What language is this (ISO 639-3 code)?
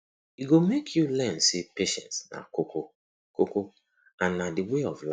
pcm